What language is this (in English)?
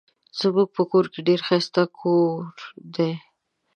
Pashto